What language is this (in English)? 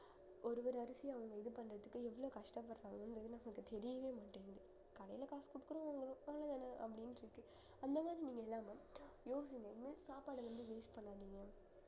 Tamil